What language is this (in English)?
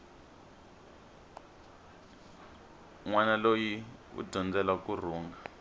Tsonga